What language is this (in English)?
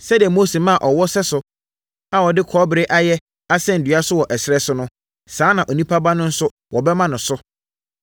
Akan